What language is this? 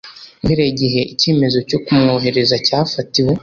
Kinyarwanda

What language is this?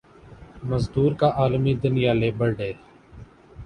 Urdu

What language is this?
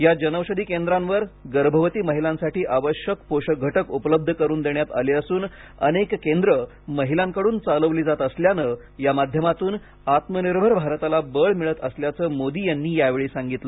Marathi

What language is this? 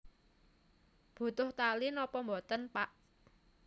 Javanese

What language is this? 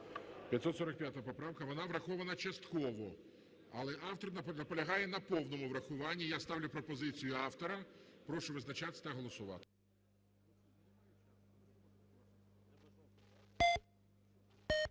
Ukrainian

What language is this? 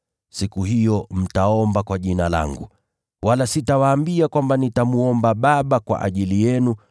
Swahili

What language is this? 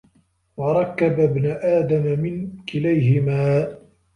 Arabic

